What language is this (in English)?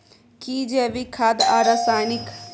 Maithili